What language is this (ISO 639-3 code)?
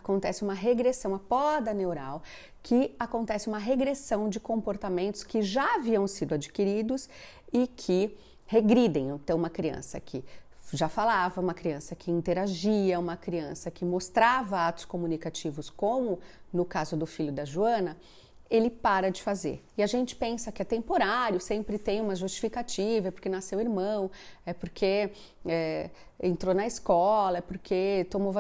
por